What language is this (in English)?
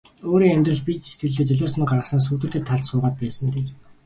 Mongolian